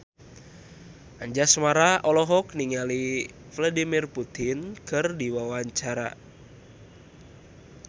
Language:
Sundanese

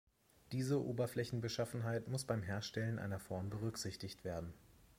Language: German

